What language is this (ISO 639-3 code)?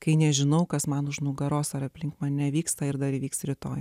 lit